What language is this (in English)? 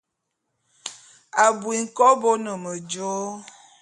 Bulu